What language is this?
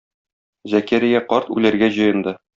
Tatar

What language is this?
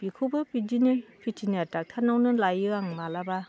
Bodo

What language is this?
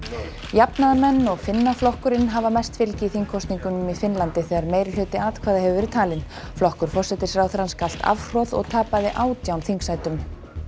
Icelandic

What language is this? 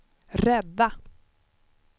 Swedish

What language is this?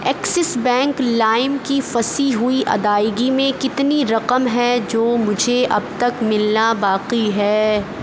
Urdu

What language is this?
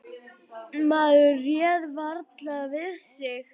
Icelandic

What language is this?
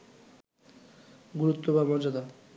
Bangla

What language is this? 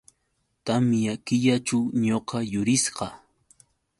Yauyos Quechua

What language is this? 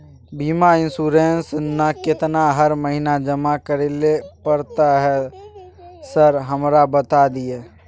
Maithili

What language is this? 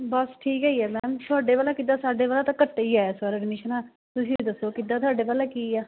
Punjabi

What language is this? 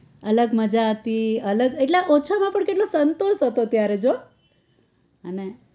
Gujarati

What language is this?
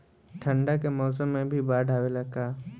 Bhojpuri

